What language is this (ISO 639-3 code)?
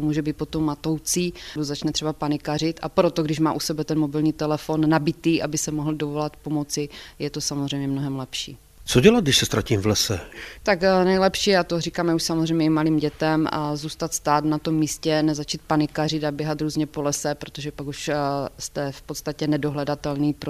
ces